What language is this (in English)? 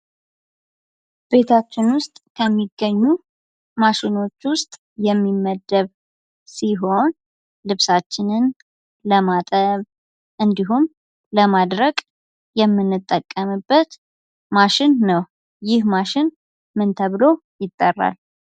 Amharic